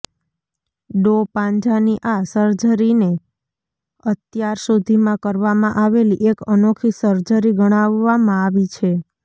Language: Gujarati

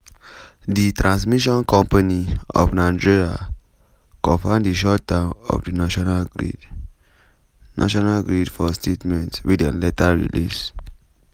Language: Nigerian Pidgin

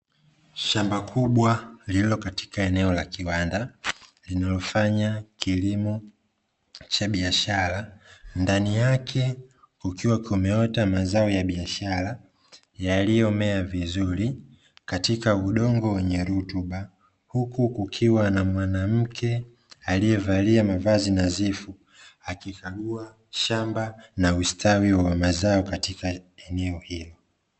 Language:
Swahili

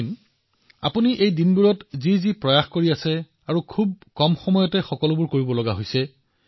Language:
Assamese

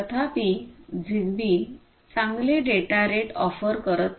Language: Marathi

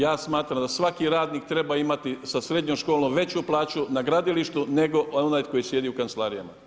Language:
Croatian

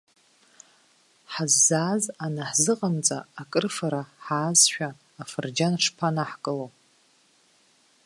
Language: Abkhazian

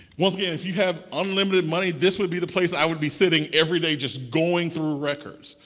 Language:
English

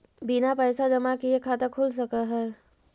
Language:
Magahi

